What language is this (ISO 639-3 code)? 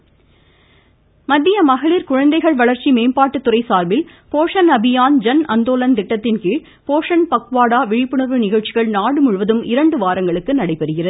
tam